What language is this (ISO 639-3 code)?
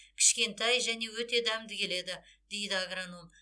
kaz